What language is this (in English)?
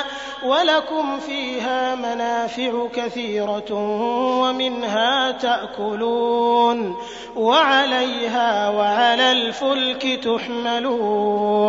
Arabic